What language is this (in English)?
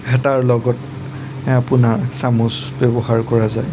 Assamese